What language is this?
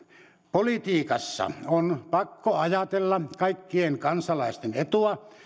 Finnish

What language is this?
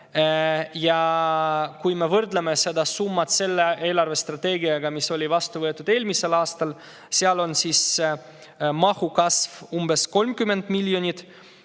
Estonian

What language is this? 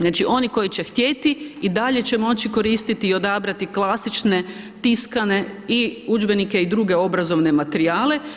Croatian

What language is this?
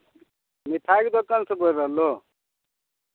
Maithili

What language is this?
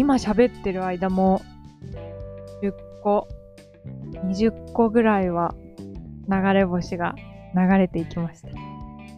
Japanese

